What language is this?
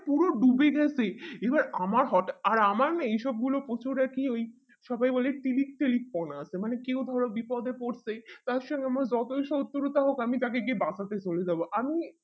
Bangla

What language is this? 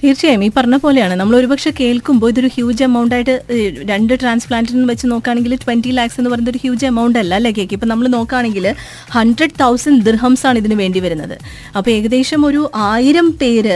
Malayalam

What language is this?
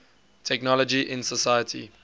English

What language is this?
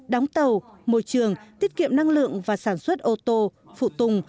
Vietnamese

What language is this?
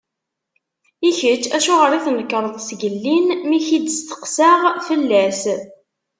Kabyle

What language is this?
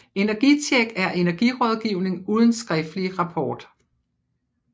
Danish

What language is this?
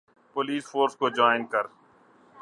Urdu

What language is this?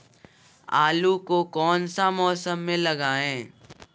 Magahi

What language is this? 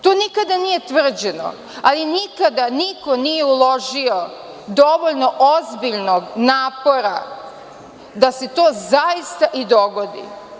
Serbian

